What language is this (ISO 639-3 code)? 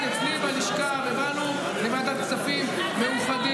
heb